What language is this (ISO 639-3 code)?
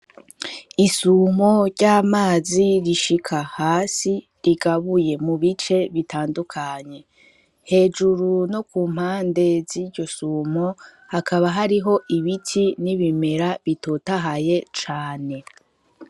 run